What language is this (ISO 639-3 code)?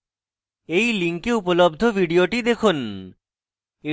ben